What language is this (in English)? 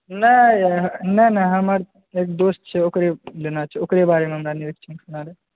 Maithili